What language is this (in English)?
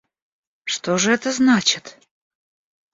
Russian